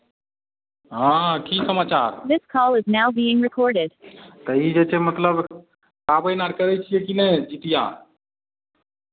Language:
Maithili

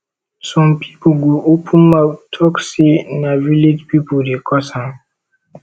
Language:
Nigerian Pidgin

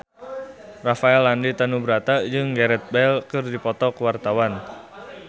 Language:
Sundanese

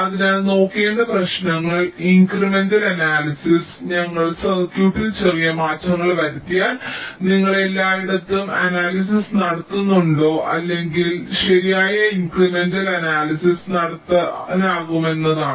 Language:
Malayalam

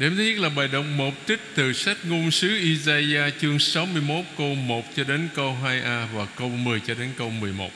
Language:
Vietnamese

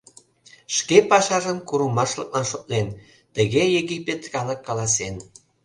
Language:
Mari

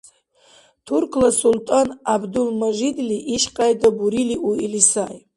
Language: Dargwa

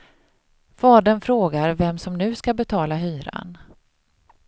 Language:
Swedish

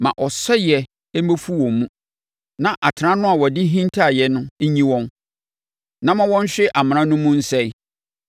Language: Akan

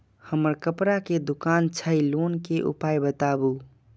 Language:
Maithili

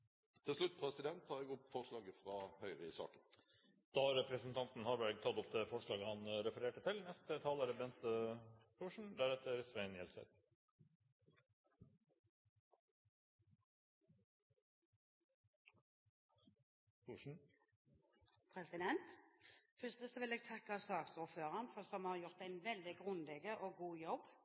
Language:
Norwegian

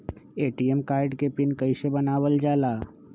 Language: Magahi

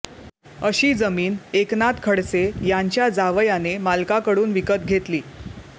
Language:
Marathi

